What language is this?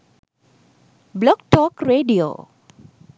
Sinhala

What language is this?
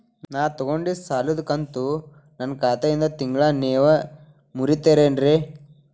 Kannada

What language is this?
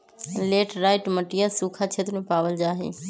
Magahi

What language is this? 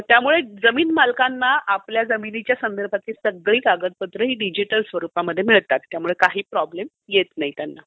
Marathi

